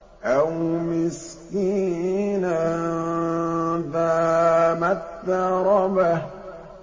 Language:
Arabic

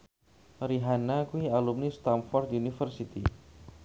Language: Javanese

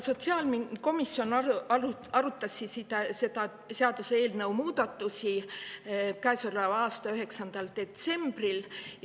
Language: Estonian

